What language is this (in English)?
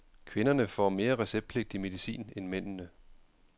Danish